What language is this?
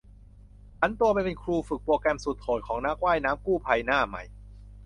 Thai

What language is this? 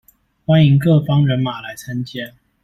Chinese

